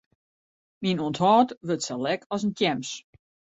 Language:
Western Frisian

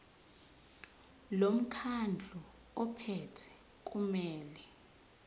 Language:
Zulu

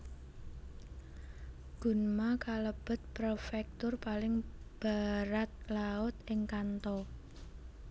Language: Javanese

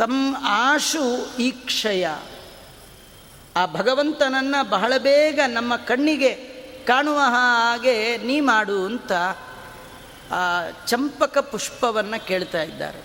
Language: Kannada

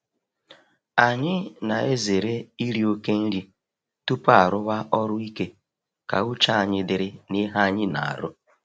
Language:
Igbo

